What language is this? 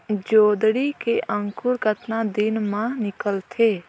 Chhattisgarhi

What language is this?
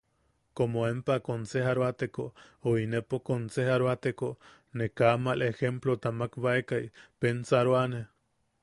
Yaqui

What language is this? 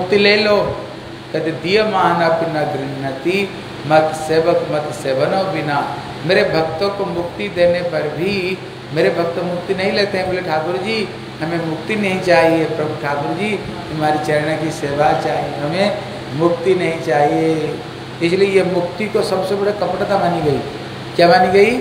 Hindi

